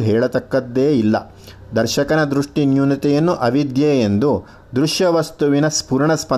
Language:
Kannada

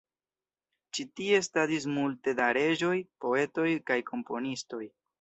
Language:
Esperanto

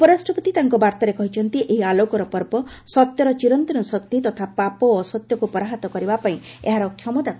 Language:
Odia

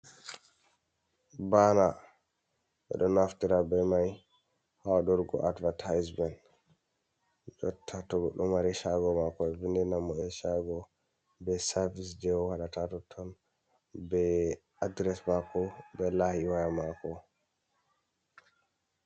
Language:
Fula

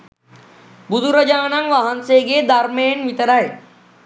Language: Sinhala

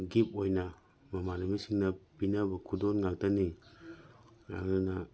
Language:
Manipuri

